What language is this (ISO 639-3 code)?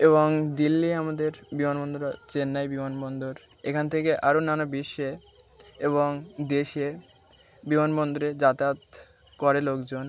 ben